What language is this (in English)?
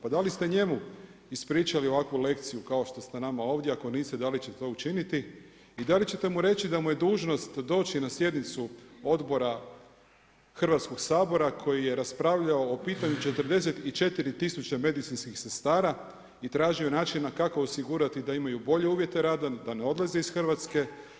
Croatian